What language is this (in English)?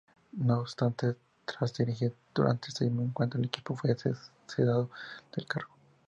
Spanish